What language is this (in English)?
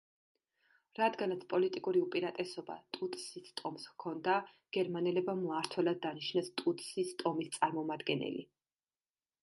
Georgian